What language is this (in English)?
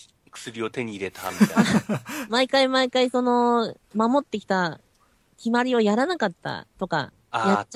Japanese